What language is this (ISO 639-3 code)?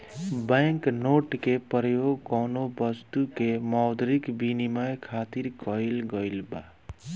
bho